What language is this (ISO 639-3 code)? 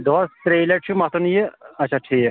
kas